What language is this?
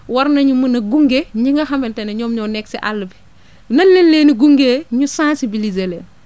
Wolof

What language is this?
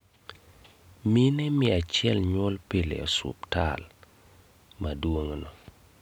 Luo (Kenya and Tanzania)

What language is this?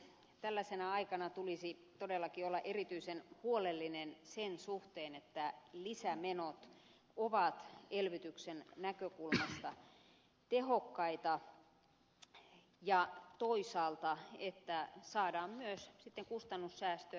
Finnish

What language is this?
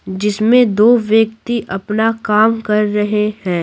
Hindi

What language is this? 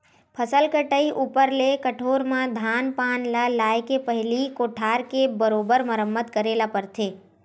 Chhattisgarhi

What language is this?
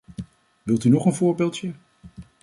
Dutch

